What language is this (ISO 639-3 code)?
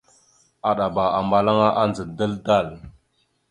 mxu